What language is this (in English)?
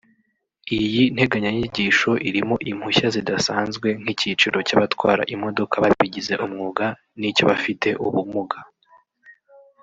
Kinyarwanda